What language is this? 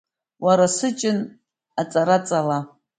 Abkhazian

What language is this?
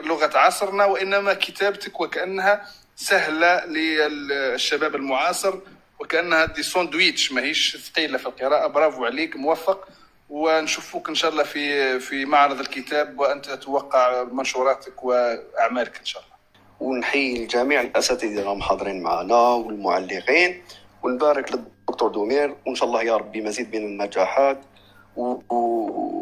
Arabic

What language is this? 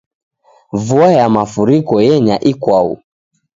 Taita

